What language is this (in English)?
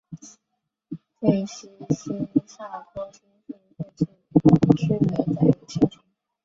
Chinese